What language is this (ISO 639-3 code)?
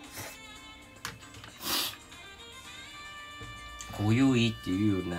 jpn